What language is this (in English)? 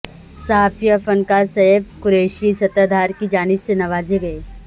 Urdu